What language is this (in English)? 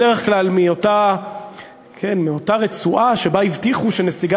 Hebrew